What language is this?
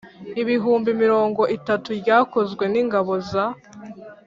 Kinyarwanda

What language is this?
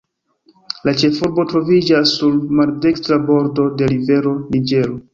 Esperanto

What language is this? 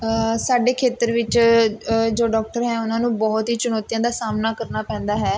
Punjabi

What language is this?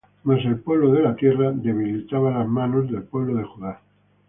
Spanish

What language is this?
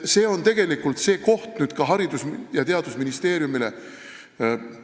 Estonian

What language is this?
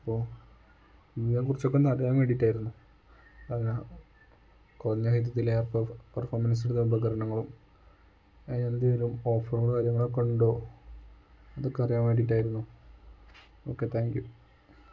Malayalam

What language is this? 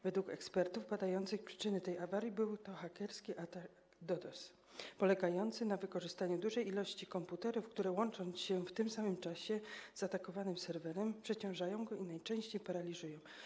Polish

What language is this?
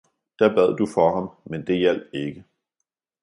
Danish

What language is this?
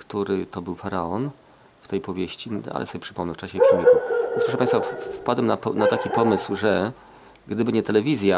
Polish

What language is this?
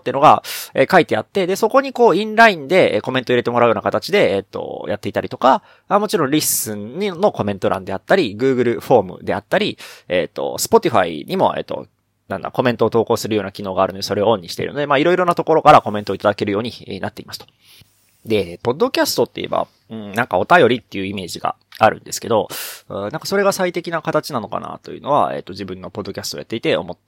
Japanese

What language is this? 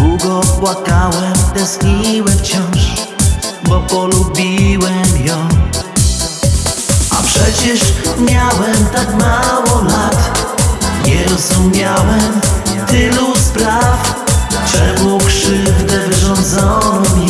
Indonesian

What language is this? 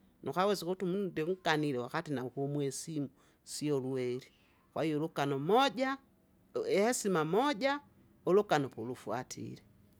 Kinga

